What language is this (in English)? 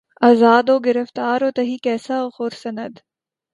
Urdu